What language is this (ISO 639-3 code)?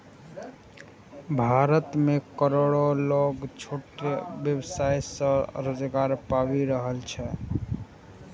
mai